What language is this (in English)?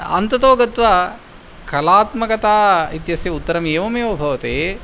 Sanskrit